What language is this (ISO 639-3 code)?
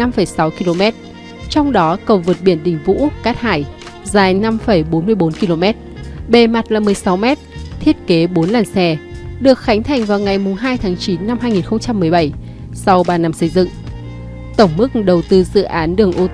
vie